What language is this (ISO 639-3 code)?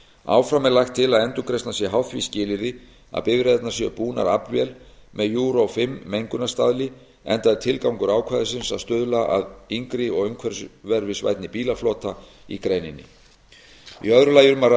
isl